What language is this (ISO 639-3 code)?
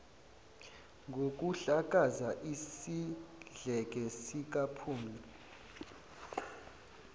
zul